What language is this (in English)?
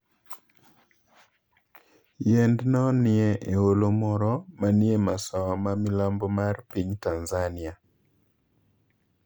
Luo (Kenya and Tanzania)